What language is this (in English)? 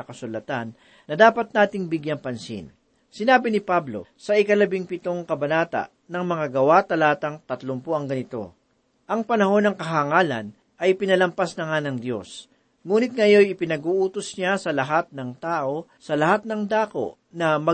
Filipino